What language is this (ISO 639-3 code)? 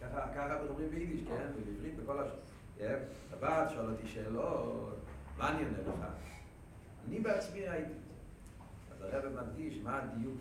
heb